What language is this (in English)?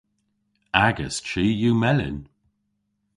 Cornish